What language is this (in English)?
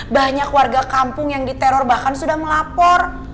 Indonesian